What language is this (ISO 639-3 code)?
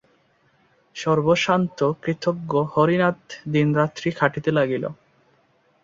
ben